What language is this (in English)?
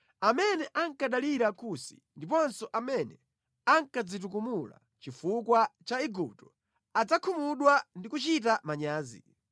Nyanja